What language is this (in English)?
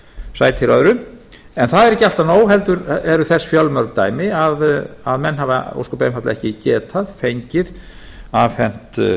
Icelandic